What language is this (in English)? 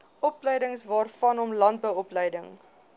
Afrikaans